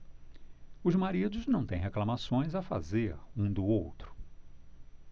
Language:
Portuguese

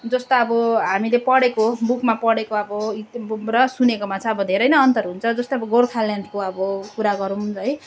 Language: Nepali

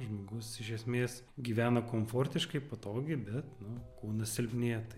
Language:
Lithuanian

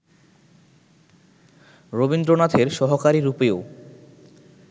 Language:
Bangla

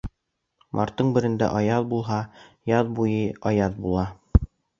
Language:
Bashkir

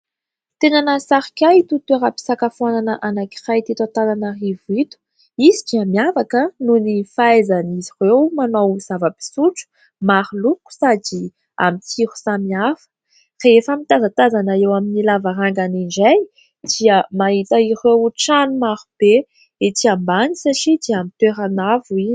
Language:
Malagasy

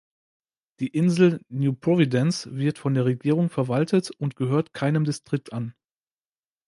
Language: German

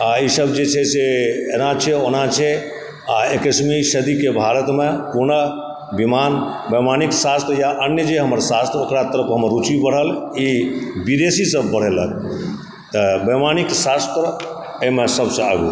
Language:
Maithili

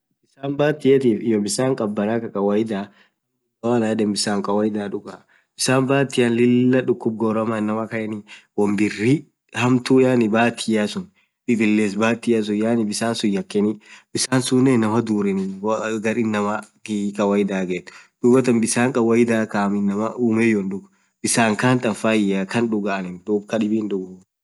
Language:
Orma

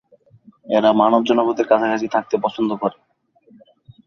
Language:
Bangla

